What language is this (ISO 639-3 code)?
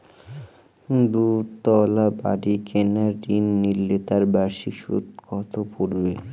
ben